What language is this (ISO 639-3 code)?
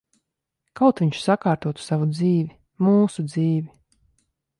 lav